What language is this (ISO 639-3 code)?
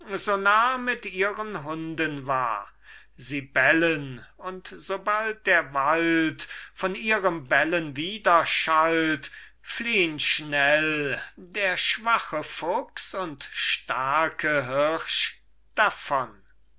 deu